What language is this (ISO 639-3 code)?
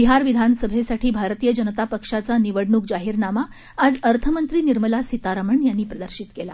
mar